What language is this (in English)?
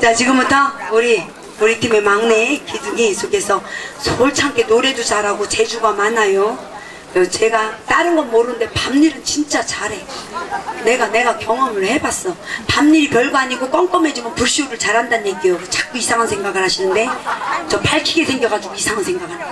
Korean